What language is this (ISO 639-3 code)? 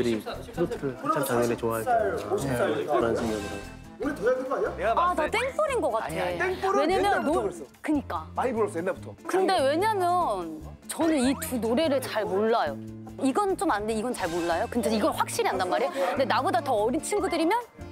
kor